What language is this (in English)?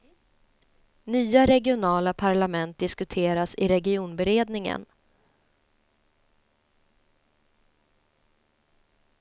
Swedish